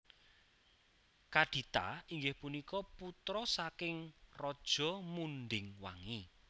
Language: Javanese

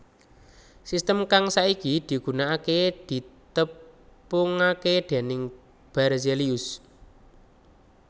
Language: Javanese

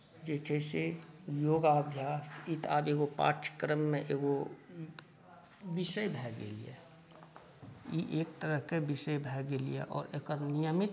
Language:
Maithili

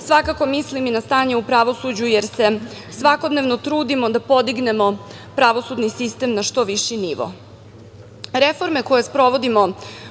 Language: Serbian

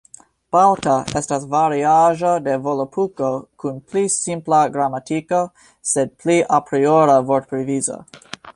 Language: Esperanto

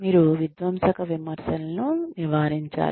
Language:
Telugu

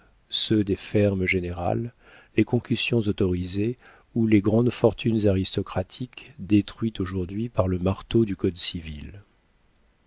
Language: French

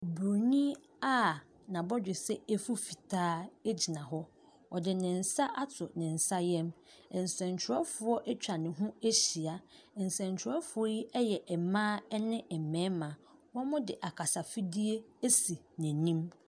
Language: Akan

